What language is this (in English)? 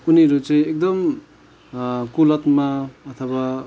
Nepali